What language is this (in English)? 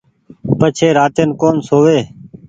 Goaria